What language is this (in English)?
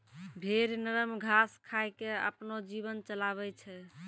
Maithili